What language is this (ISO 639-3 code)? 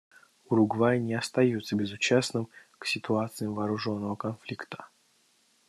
rus